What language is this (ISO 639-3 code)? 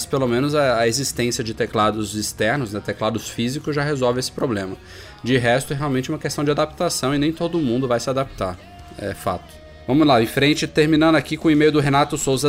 por